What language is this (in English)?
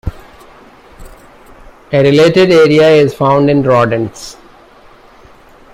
English